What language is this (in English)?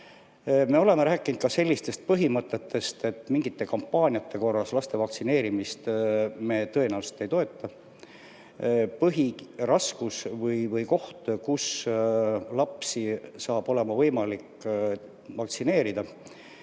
Estonian